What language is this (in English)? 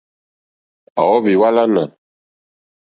Mokpwe